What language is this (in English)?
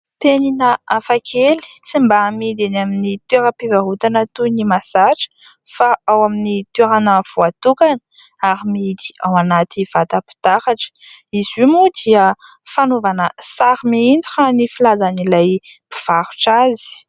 Malagasy